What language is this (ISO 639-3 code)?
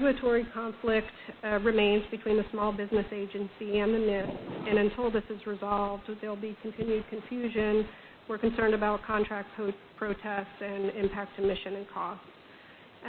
eng